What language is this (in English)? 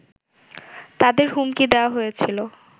Bangla